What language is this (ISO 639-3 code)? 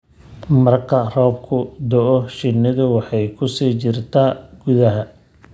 som